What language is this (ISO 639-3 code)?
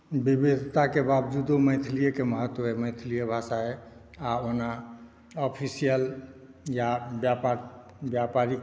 mai